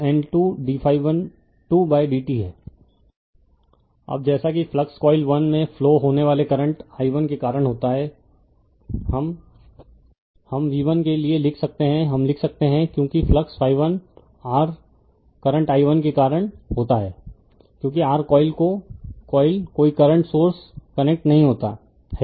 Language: Hindi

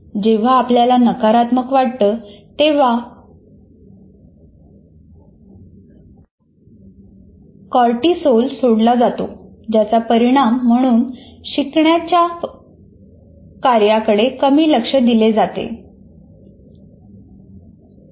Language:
Marathi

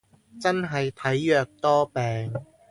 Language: Cantonese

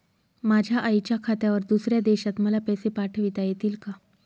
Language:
Marathi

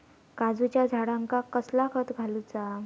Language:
Marathi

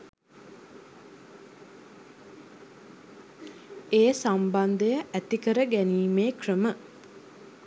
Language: Sinhala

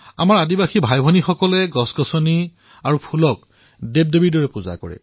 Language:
Assamese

